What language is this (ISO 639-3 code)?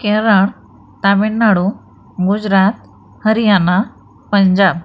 mar